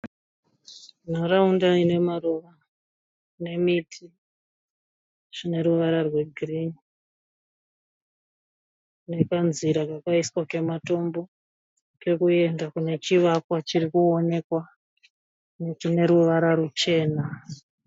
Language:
Shona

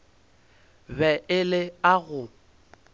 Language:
Northern Sotho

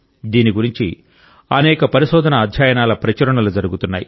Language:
Telugu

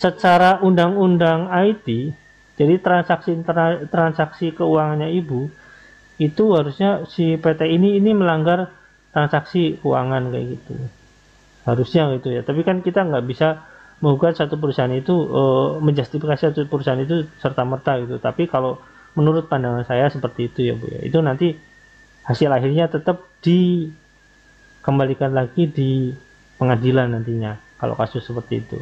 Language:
Indonesian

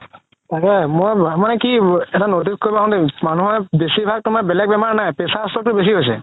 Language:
Assamese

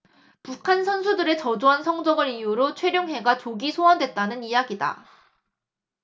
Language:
Korean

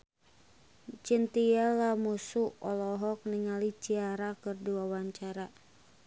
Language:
Sundanese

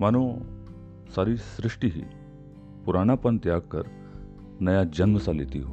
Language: Hindi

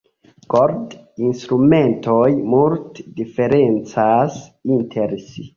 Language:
Esperanto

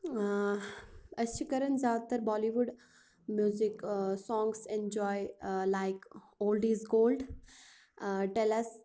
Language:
Kashmiri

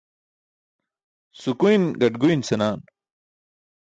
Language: Burushaski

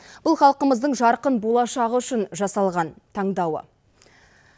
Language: Kazakh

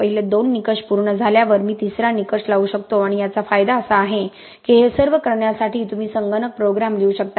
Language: Marathi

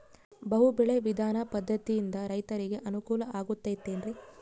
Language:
Kannada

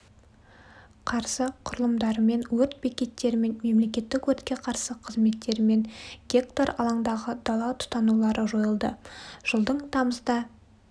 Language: Kazakh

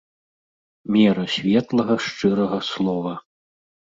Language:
Belarusian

